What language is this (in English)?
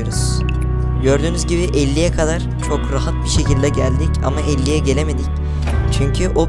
Turkish